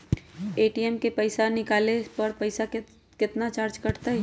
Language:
Magahi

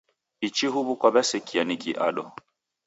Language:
Taita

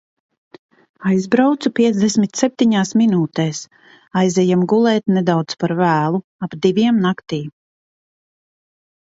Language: Latvian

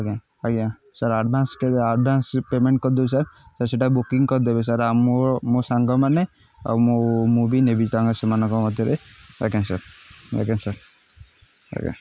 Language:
Odia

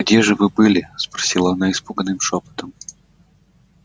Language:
Russian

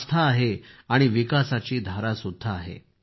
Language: Marathi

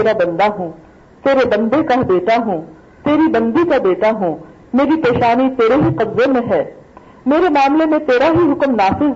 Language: Urdu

